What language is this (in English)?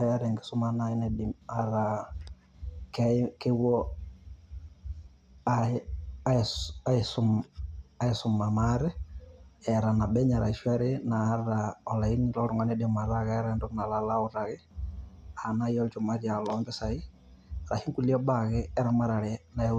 Masai